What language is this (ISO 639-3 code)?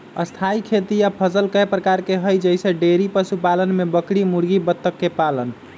mag